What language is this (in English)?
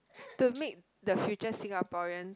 English